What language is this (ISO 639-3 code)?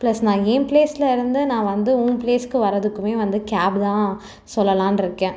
tam